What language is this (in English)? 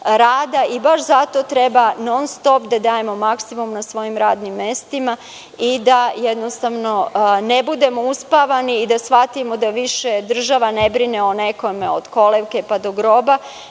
Serbian